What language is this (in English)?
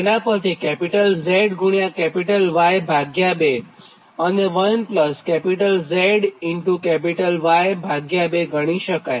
Gujarati